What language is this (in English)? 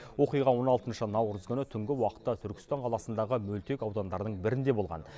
Kazakh